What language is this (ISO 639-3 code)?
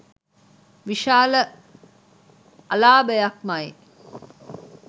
sin